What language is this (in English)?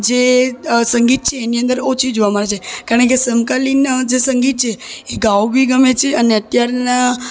Gujarati